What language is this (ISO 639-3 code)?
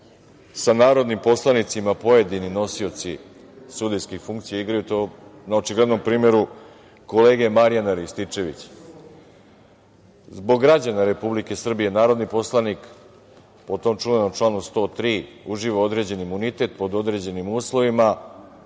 srp